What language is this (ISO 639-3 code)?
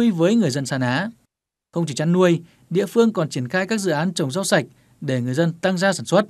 vie